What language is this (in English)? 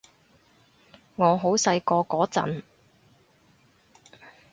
Cantonese